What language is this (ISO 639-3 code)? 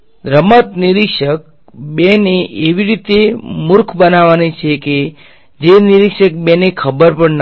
guj